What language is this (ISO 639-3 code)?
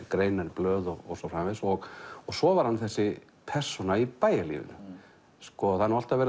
isl